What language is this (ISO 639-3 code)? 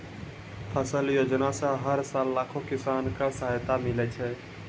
mai